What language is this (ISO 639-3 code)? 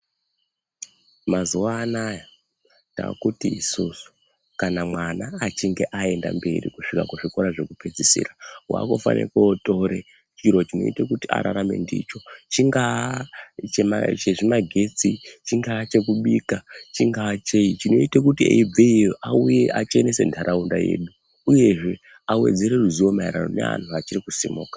ndc